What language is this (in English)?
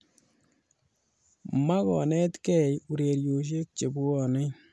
Kalenjin